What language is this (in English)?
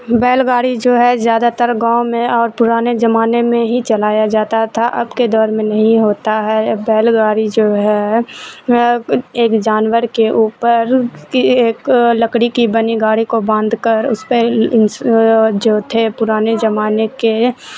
Urdu